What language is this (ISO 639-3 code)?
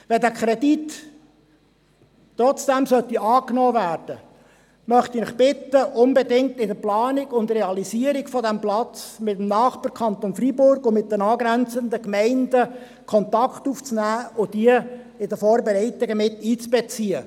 gsw